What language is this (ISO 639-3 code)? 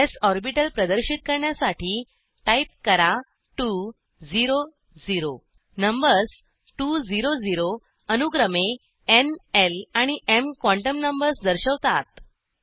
mar